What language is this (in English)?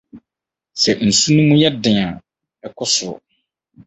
Akan